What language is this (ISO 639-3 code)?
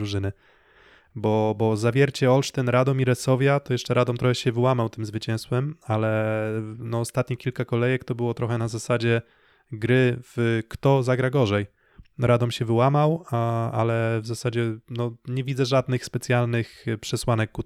pol